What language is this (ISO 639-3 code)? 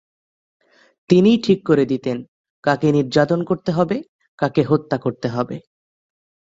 ben